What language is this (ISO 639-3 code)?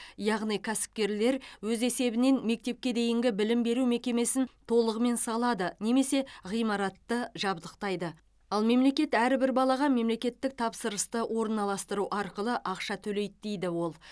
kaz